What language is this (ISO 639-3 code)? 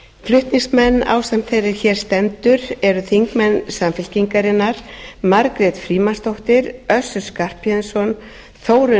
isl